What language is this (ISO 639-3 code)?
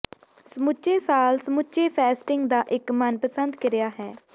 pan